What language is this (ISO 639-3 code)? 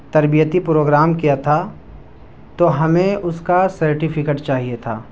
urd